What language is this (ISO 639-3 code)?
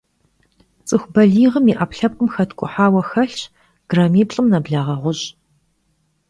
kbd